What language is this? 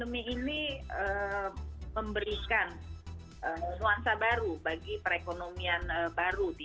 Indonesian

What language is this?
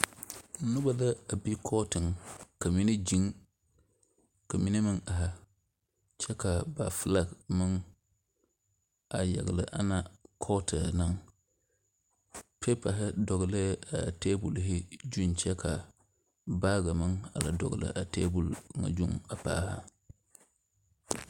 Southern Dagaare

